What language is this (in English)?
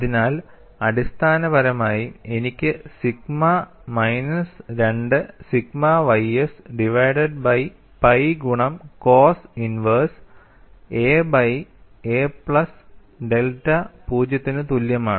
Malayalam